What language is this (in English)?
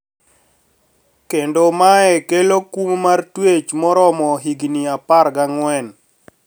Luo (Kenya and Tanzania)